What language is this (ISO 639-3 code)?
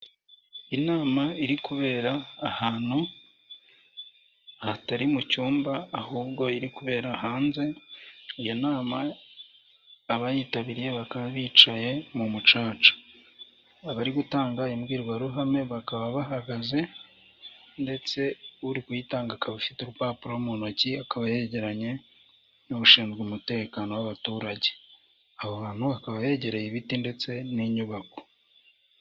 kin